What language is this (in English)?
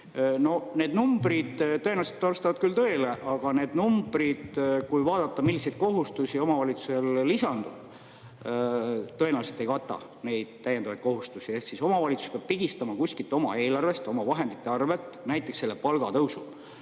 Estonian